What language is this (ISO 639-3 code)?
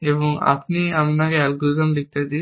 ben